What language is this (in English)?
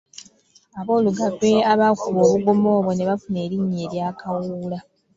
Ganda